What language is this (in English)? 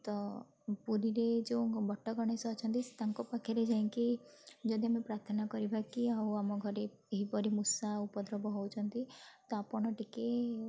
Odia